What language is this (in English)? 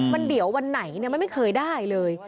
Thai